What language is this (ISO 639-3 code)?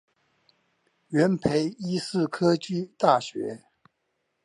zho